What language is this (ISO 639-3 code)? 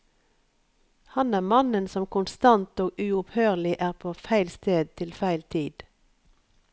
nor